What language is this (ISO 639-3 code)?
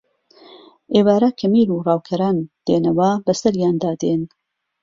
ckb